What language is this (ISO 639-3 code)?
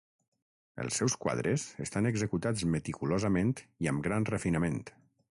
cat